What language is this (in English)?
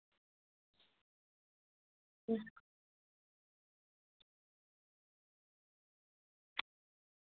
Dogri